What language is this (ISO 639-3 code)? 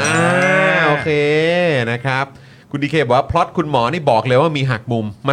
tha